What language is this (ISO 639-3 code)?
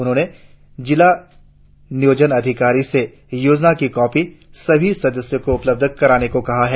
hin